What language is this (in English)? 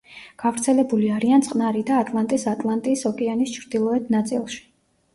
Georgian